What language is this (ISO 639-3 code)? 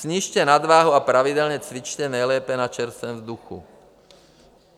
ces